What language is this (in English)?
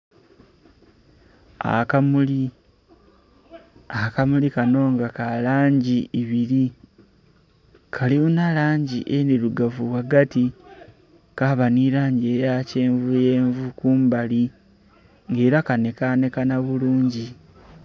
Soga